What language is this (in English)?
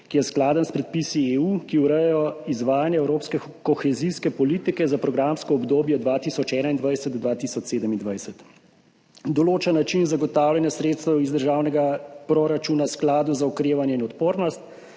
Slovenian